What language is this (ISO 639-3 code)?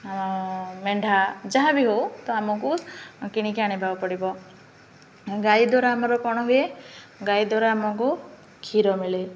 ori